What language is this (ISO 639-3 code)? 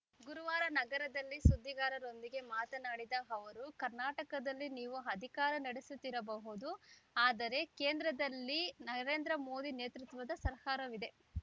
kan